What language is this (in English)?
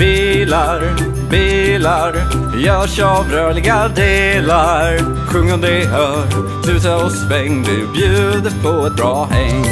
Swedish